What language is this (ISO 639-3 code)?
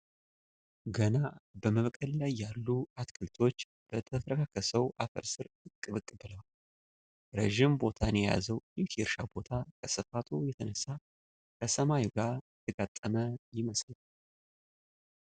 amh